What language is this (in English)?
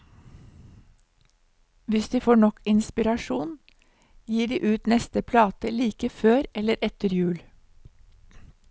Norwegian